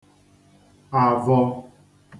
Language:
Igbo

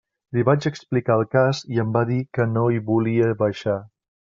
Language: Catalan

